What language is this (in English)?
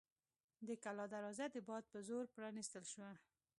Pashto